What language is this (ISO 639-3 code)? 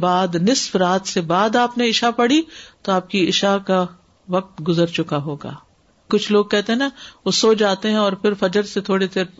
urd